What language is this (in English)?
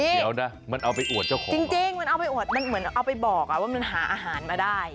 Thai